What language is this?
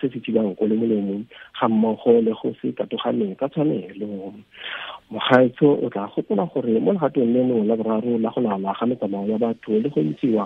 Swahili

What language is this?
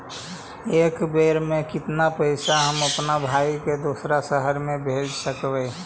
Magahi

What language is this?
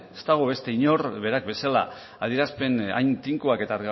Basque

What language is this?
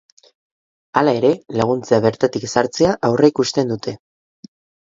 Basque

